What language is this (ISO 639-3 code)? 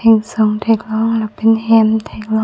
mjw